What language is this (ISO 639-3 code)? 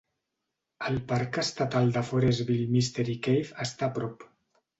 cat